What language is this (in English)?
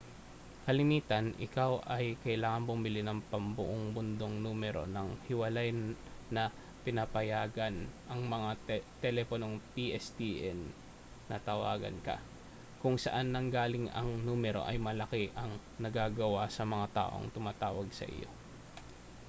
Filipino